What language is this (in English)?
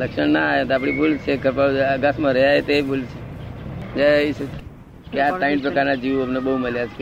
Gujarati